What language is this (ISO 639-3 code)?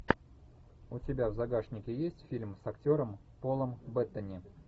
rus